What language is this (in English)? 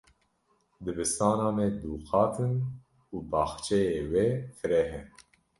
Kurdish